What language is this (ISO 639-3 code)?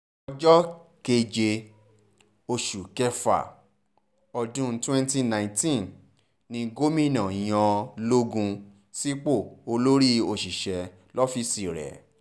yor